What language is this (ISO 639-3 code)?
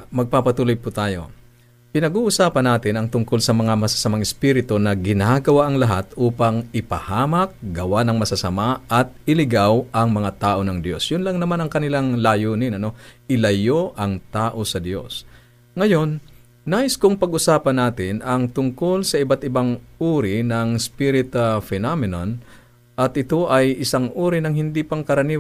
fil